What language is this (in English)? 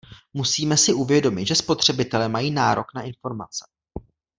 Czech